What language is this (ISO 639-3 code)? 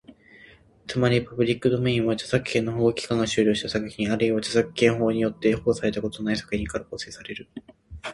jpn